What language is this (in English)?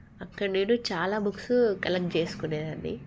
Telugu